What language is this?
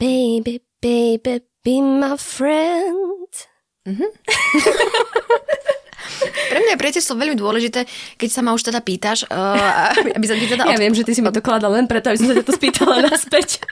Slovak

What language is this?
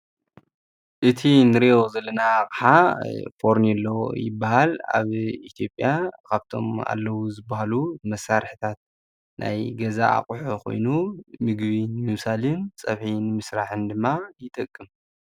Tigrinya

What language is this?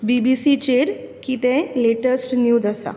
Konkani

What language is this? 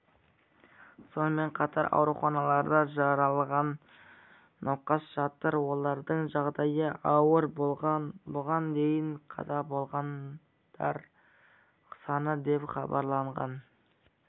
Kazakh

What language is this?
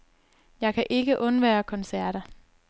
Danish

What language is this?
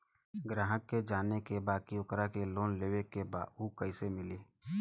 Bhojpuri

